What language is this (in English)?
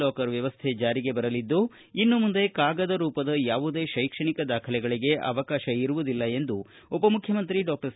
Kannada